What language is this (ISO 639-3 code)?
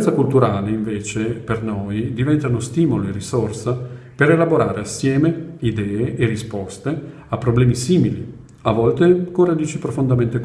ita